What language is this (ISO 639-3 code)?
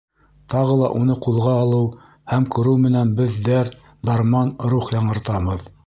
bak